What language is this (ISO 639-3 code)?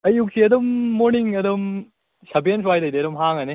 mni